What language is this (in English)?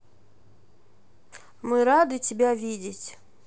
Russian